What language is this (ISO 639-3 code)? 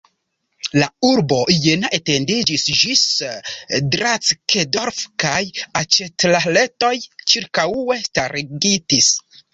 epo